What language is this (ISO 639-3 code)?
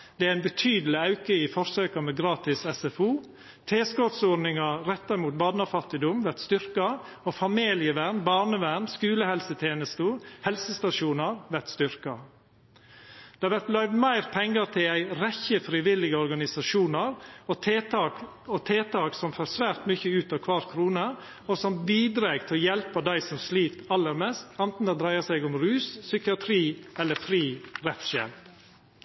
nno